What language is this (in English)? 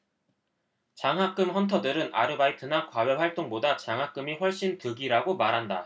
Korean